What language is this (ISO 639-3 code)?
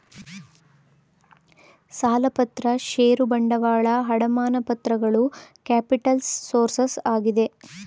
kan